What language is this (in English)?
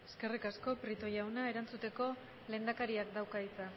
Basque